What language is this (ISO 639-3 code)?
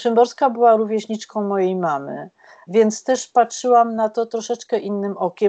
pol